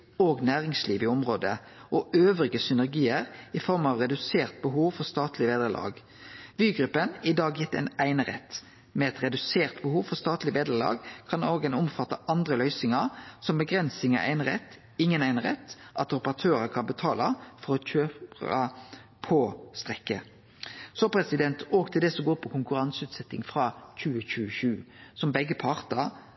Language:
Norwegian Nynorsk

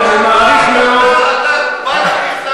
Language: Hebrew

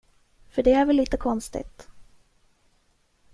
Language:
Swedish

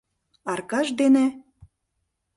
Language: Mari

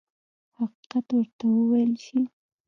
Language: Pashto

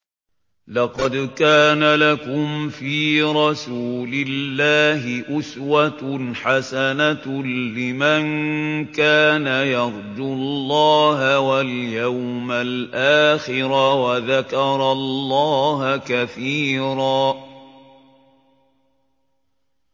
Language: Arabic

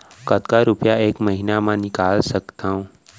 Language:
Chhattisgarhi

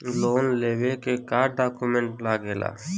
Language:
Bhojpuri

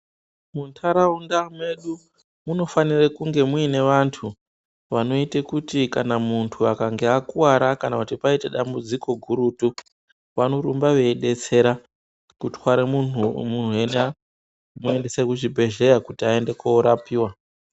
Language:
Ndau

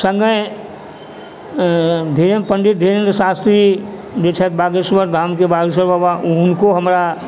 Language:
Maithili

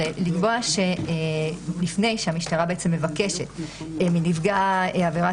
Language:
Hebrew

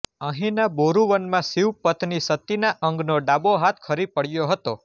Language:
Gujarati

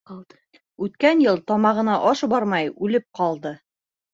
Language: Bashkir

